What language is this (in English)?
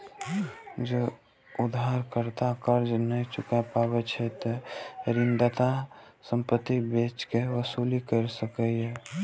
Maithili